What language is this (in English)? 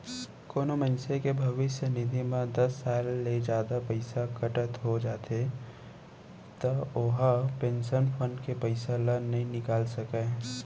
Chhattisgarhi